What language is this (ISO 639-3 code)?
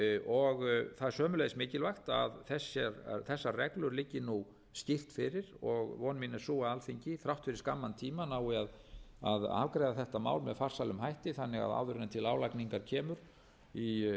isl